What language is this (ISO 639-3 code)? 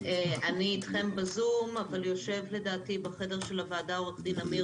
heb